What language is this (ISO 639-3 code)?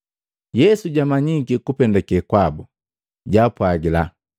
mgv